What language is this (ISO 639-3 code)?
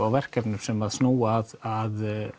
isl